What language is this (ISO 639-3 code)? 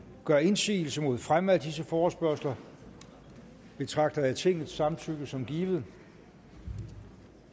dan